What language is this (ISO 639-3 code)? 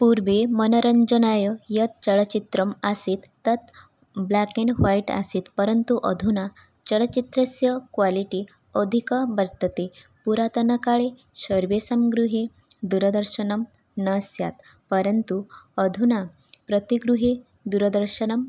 san